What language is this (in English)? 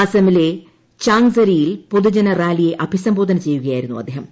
Malayalam